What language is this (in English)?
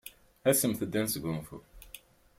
Kabyle